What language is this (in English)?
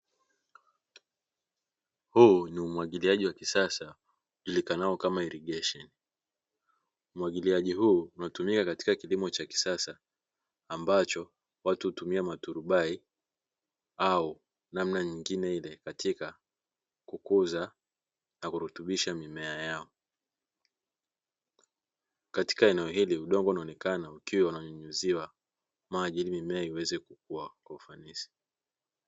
Swahili